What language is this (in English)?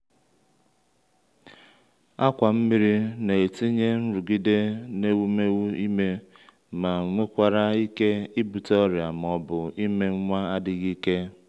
Igbo